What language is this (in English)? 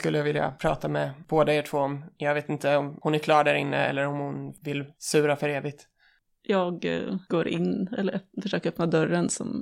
Swedish